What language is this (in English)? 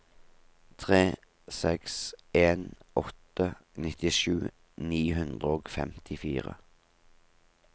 Norwegian